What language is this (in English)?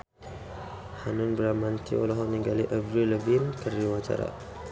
Sundanese